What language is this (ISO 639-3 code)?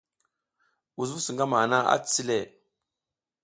giz